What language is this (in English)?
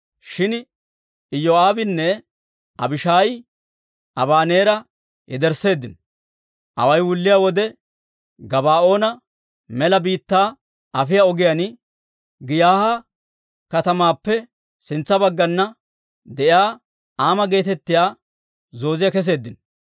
Dawro